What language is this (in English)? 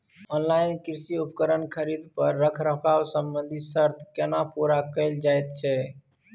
Maithili